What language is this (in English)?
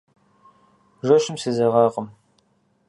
Kabardian